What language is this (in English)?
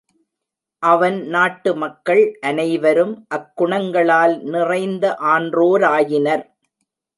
Tamil